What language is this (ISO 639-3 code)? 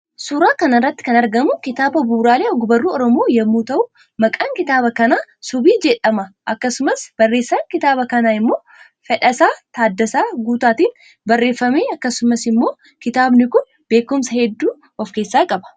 orm